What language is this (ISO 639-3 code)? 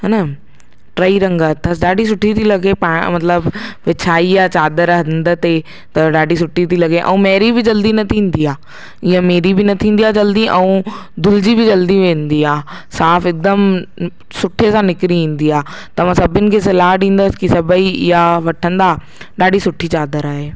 snd